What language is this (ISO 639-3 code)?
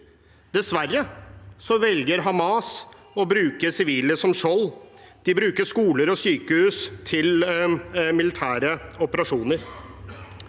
nor